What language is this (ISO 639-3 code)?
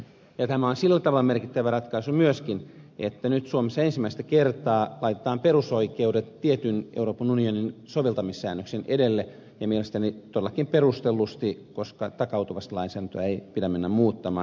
fin